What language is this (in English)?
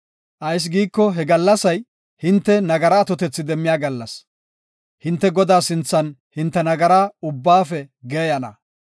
Gofa